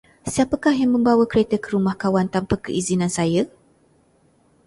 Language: Malay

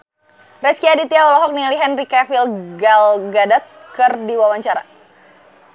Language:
Sundanese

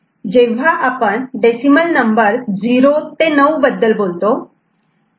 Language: Marathi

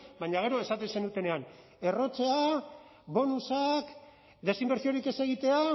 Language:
Basque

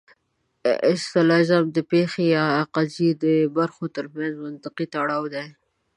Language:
Pashto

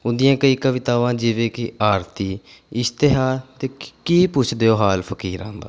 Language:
Punjabi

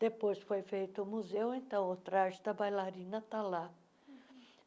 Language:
Portuguese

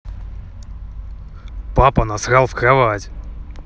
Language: Russian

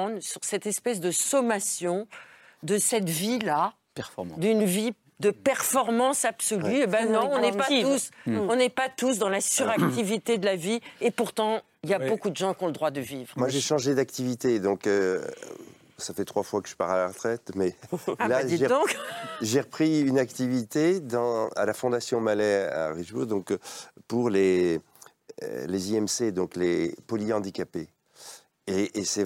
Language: French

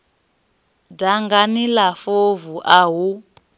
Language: Venda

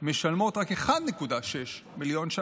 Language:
Hebrew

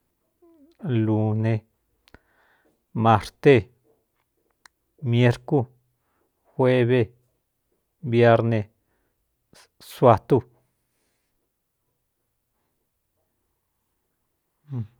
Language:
Cuyamecalco Mixtec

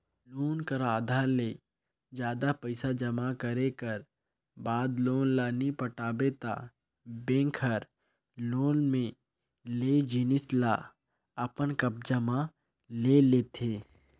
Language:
Chhattisgarhi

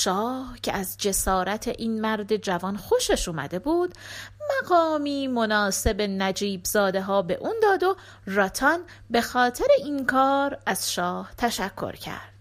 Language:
Persian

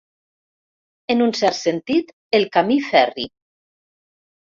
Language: Catalan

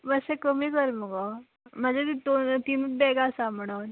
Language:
Konkani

